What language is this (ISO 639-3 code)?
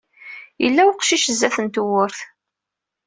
kab